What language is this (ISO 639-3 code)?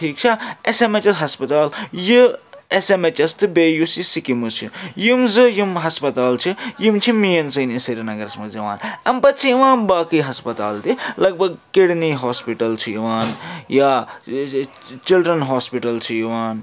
kas